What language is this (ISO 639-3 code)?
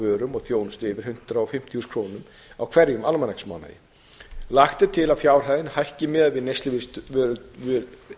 isl